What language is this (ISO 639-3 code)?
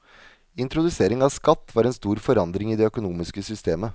nor